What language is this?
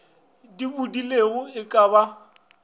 Northern Sotho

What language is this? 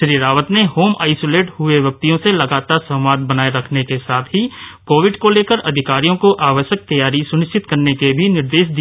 Hindi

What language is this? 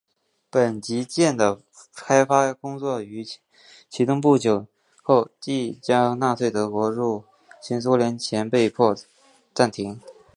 Chinese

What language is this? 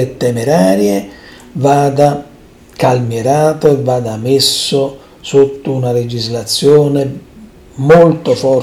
Italian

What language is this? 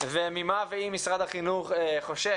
Hebrew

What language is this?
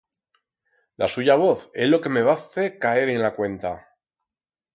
Aragonese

